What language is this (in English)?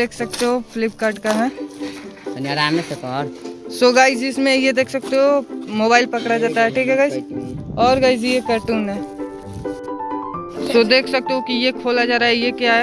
Hindi